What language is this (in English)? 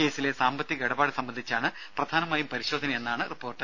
Malayalam